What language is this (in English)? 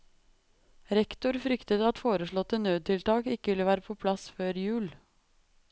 Norwegian